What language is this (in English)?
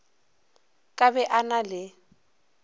Northern Sotho